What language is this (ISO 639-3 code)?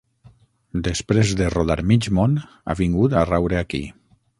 cat